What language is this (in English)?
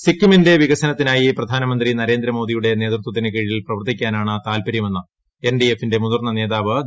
Malayalam